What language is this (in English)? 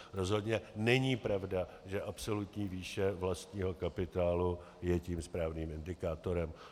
Czech